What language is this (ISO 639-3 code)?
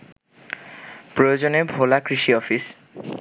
ben